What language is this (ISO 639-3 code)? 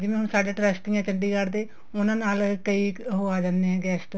pan